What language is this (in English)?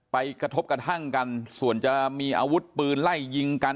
Thai